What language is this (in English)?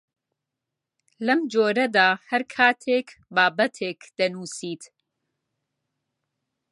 Central Kurdish